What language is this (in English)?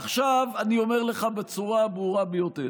Hebrew